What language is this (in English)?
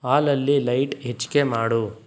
Kannada